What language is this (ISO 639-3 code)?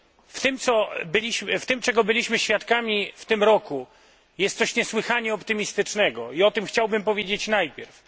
pol